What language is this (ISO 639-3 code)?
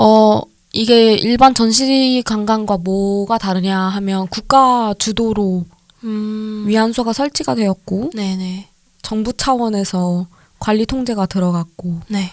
kor